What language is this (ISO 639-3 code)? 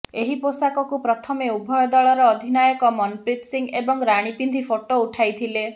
ori